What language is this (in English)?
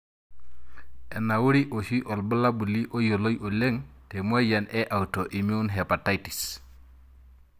Masai